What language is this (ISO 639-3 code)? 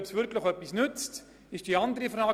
gsw